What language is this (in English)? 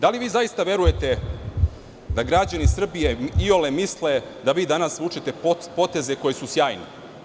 Serbian